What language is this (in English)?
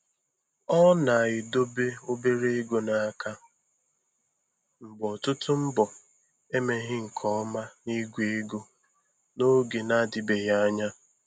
Igbo